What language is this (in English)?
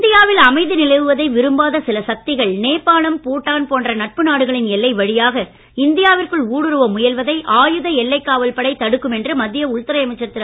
Tamil